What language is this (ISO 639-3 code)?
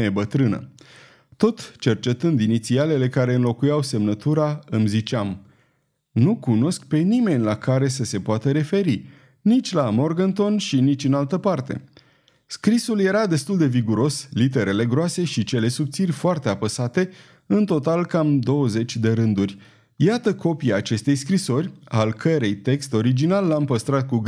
ron